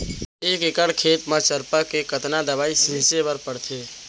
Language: Chhattisgarhi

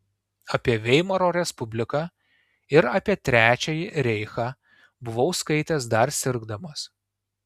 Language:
Lithuanian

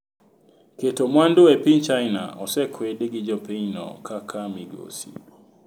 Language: Luo (Kenya and Tanzania)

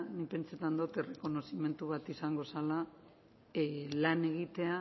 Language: Basque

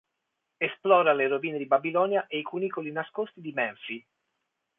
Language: Italian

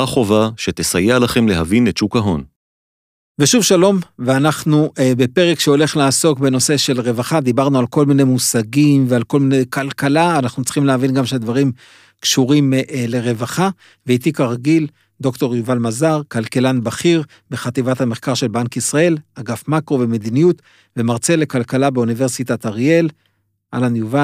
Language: Hebrew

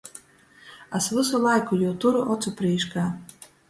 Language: Latgalian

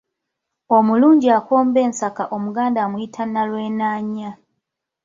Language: Ganda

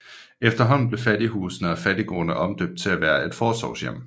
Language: Danish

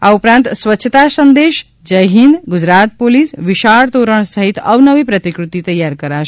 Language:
Gujarati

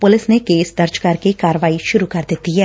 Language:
Punjabi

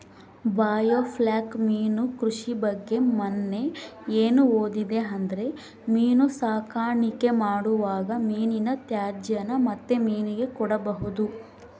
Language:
Kannada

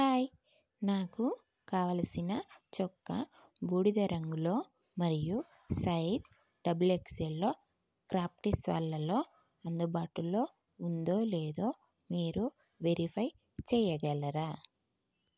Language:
Telugu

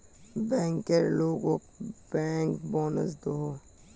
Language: Magahi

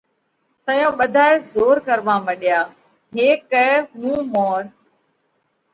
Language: Parkari Koli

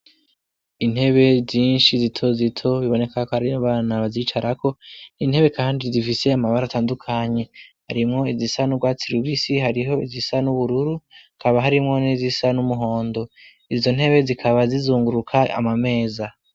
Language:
Rundi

